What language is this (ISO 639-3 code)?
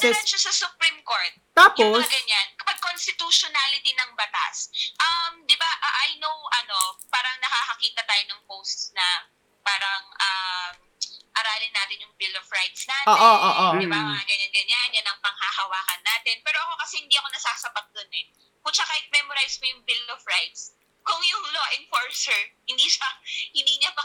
fil